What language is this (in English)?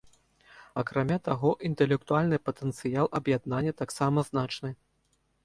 Belarusian